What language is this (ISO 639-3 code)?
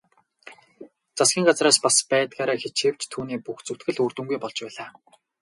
mon